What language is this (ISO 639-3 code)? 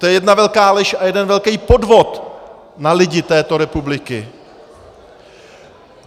ces